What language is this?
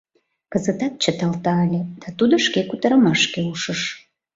Mari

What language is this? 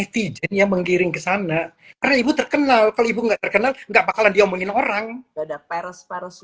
Indonesian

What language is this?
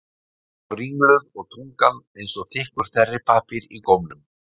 Icelandic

